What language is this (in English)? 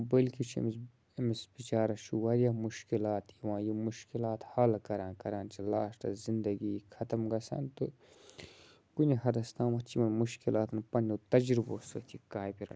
Kashmiri